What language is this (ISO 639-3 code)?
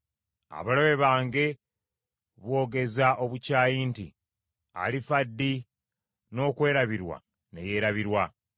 lug